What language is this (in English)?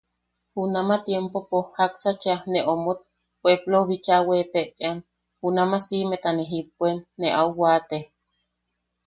Yaqui